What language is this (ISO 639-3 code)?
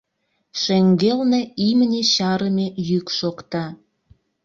chm